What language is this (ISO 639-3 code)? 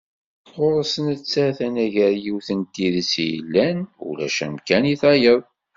kab